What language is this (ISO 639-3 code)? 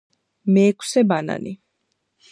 kat